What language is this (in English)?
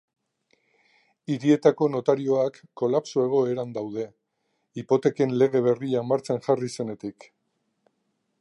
Basque